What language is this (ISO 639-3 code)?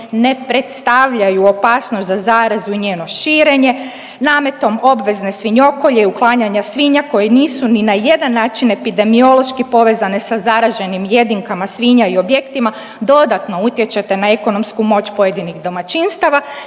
hrv